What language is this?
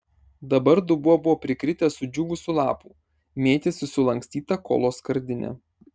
Lithuanian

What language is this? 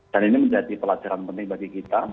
Indonesian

